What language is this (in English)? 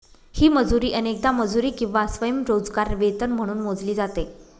Marathi